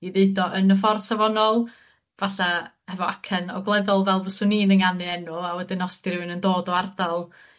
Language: Welsh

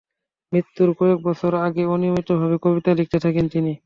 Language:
Bangla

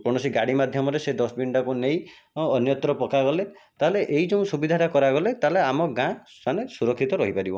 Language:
Odia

